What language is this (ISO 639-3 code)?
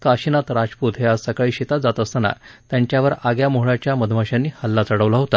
mar